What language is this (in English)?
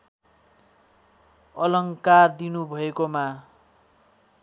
Nepali